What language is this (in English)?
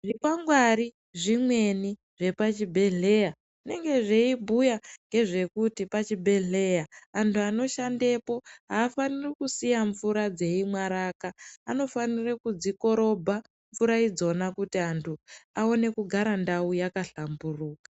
Ndau